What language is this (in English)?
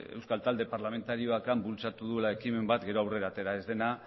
Basque